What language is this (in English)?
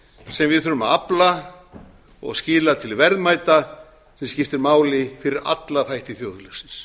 Icelandic